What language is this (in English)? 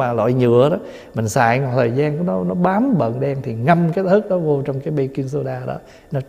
Vietnamese